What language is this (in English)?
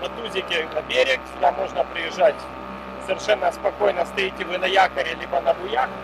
Russian